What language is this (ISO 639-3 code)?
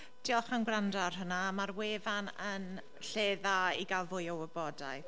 cym